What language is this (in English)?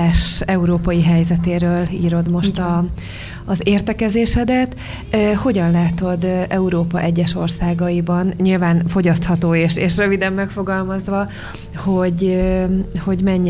Hungarian